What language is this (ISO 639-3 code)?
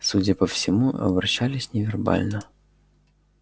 rus